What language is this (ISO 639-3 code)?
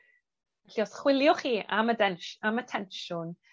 cym